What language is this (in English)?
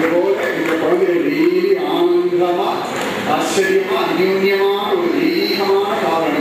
Arabic